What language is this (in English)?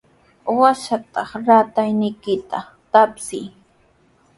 Sihuas Ancash Quechua